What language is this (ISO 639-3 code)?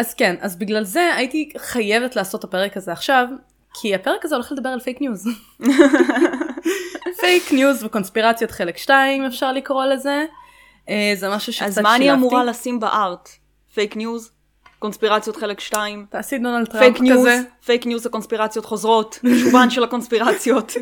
heb